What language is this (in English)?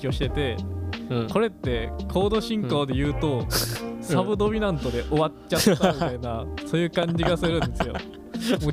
Japanese